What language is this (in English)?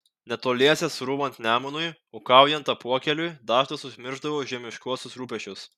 Lithuanian